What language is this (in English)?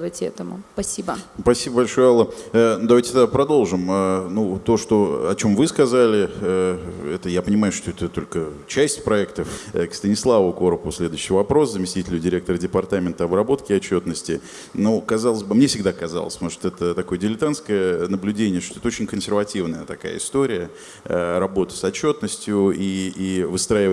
Russian